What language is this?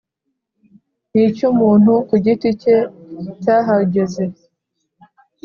Kinyarwanda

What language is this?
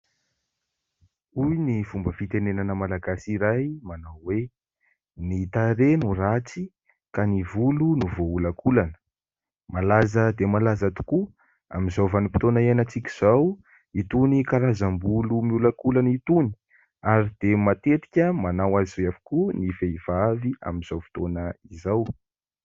Malagasy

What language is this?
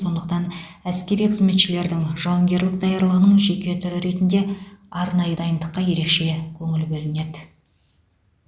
Kazakh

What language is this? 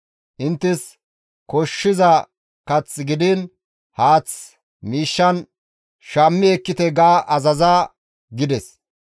Gamo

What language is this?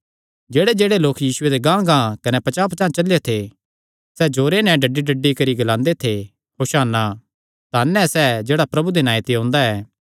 Kangri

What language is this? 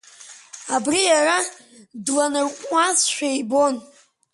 Abkhazian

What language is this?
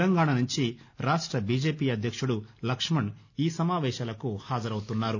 Telugu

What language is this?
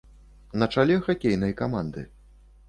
Belarusian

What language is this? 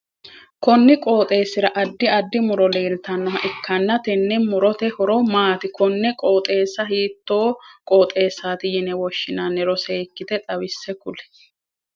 Sidamo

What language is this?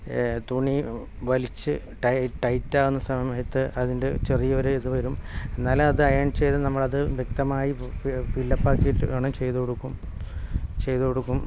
Malayalam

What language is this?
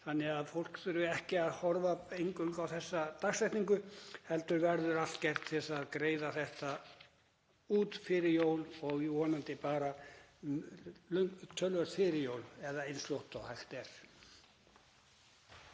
Icelandic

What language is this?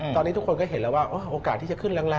Thai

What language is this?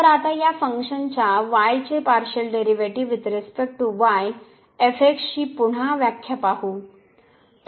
Marathi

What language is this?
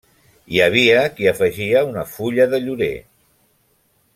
Catalan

